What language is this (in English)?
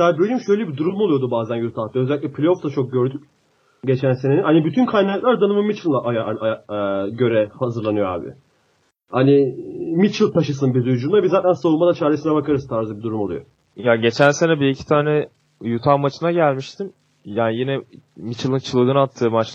Turkish